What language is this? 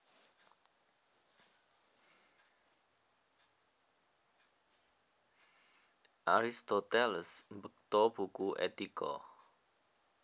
Javanese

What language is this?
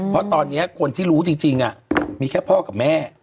Thai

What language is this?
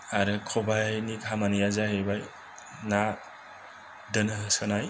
Bodo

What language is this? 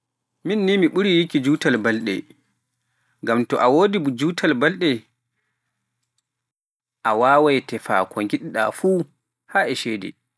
Pular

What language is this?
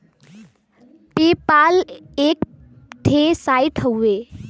Bhojpuri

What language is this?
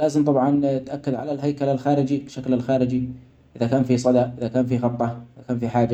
Omani Arabic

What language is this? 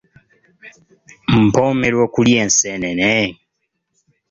Ganda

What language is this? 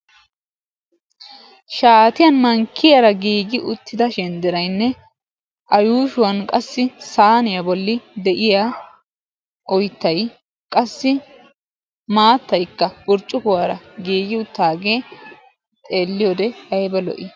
Wolaytta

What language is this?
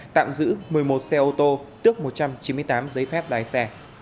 Vietnamese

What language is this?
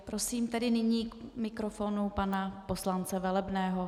Czech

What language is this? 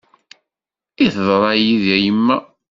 Kabyle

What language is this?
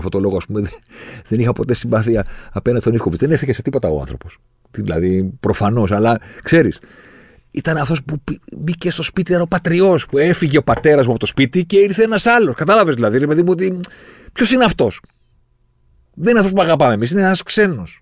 Greek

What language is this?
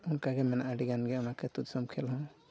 Santali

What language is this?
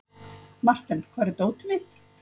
Icelandic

